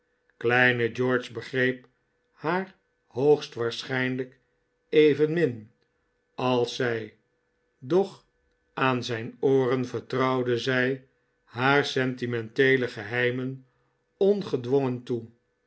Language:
Dutch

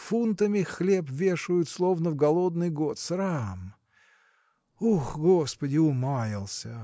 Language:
Russian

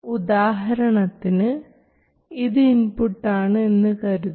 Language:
Malayalam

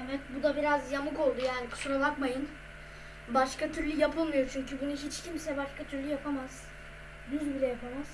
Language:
Turkish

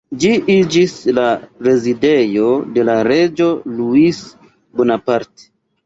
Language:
Esperanto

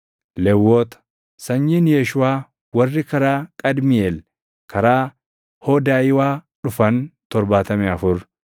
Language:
Oromo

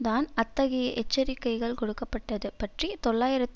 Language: Tamil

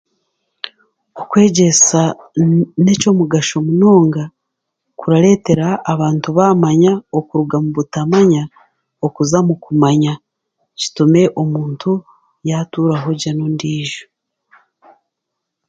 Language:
Chiga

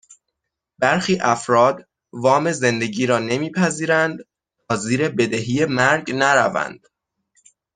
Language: Persian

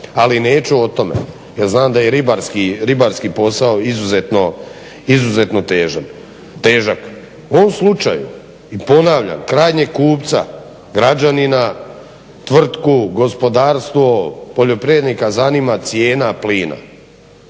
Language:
Croatian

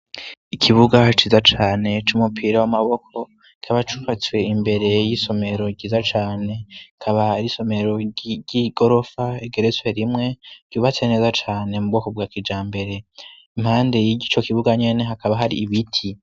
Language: Rundi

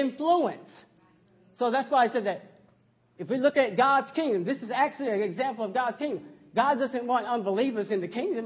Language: English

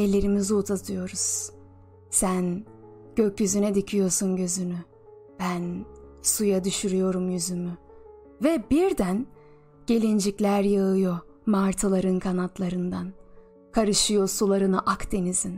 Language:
Turkish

